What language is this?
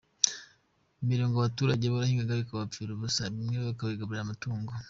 Kinyarwanda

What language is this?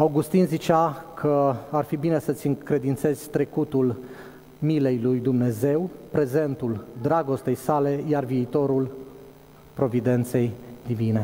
Romanian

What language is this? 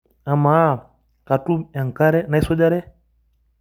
Masai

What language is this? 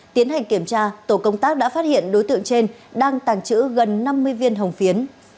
Vietnamese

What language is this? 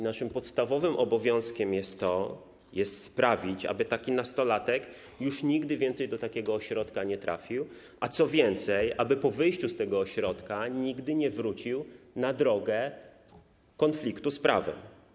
Polish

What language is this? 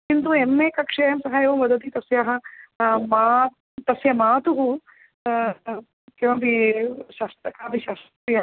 Sanskrit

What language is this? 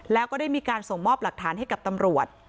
Thai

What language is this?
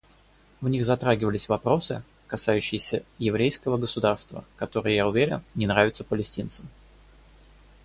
Russian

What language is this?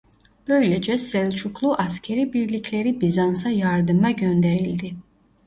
Turkish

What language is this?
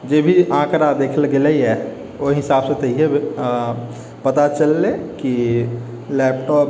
Maithili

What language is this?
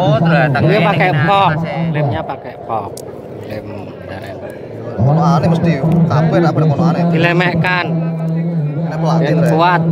Indonesian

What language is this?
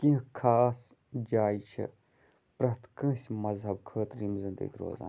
Kashmiri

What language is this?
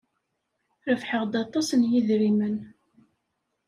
Kabyle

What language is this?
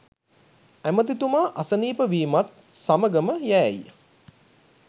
Sinhala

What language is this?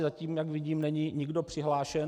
Czech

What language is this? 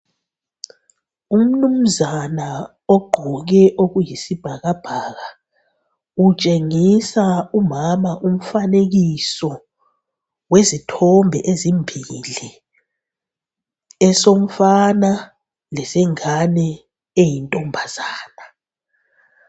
North Ndebele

